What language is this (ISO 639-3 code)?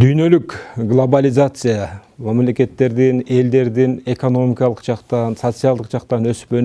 tur